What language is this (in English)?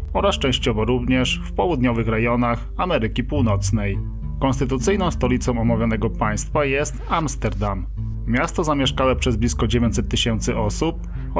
Polish